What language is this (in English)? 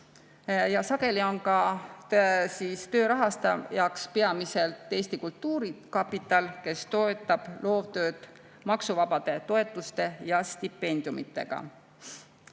Estonian